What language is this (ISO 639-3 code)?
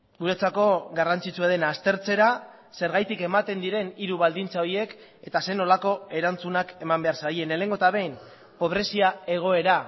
eus